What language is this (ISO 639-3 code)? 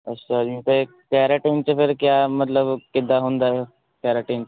pan